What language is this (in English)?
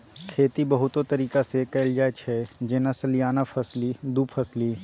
Maithili